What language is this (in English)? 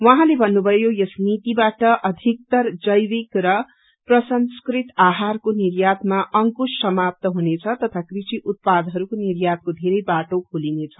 Nepali